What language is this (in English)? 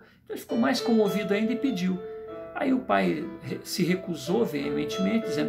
Portuguese